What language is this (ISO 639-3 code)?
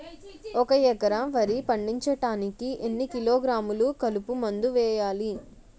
tel